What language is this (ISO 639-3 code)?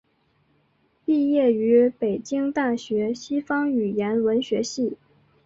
zho